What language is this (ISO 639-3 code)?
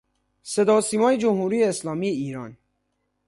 fas